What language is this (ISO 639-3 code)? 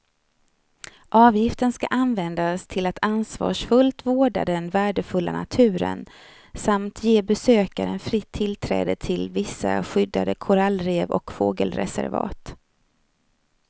swe